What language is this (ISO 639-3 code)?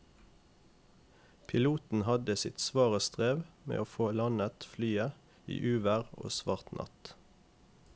nor